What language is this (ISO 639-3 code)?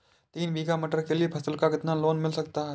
hin